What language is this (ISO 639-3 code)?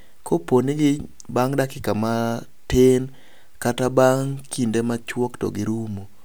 luo